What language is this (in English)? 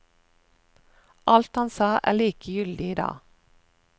Norwegian